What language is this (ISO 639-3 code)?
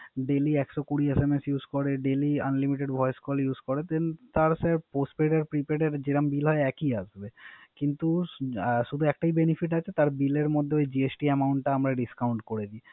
ben